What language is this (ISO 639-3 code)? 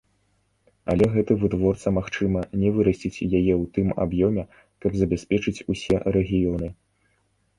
bel